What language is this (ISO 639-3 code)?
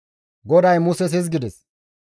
gmv